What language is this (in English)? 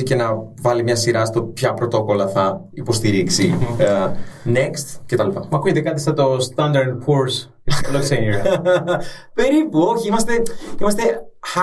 Greek